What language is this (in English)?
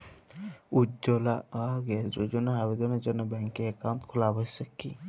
Bangla